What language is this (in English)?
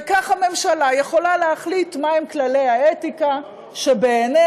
Hebrew